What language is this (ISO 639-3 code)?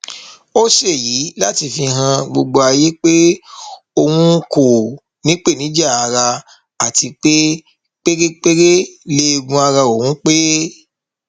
yor